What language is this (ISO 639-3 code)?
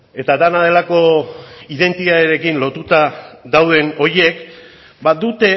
eus